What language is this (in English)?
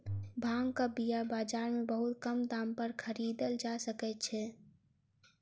Maithili